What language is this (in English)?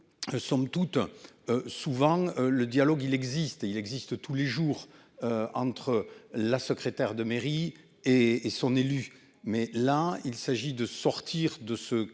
French